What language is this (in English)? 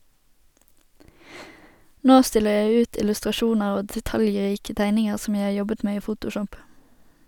Norwegian